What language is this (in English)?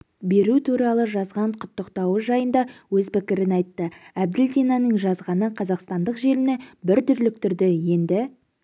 Kazakh